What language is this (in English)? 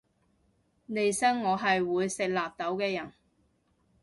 Cantonese